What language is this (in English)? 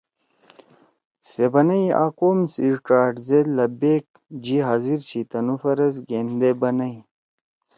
Torwali